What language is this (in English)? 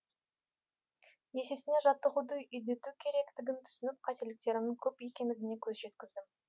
Kazakh